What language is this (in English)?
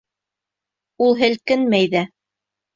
Bashkir